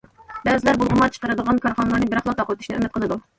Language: Uyghur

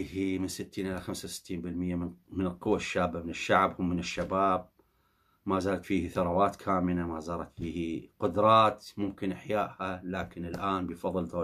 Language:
Arabic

